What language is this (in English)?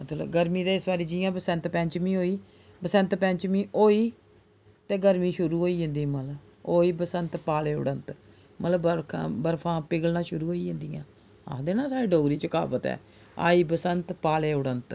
Dogri